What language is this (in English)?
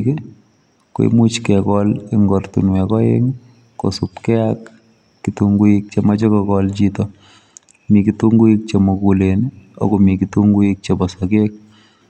Kalenjin